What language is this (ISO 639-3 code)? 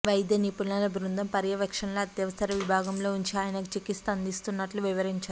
tel